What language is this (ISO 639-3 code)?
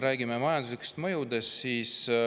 est